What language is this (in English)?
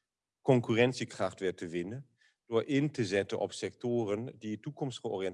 Dutch